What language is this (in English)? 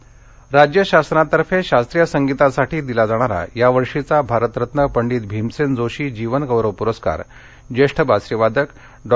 Marathi